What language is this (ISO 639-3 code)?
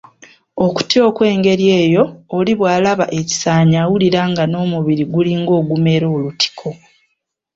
lug